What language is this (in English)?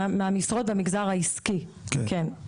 Hebrew